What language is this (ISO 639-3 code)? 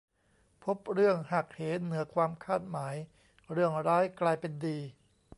tha